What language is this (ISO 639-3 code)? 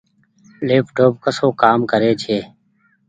gig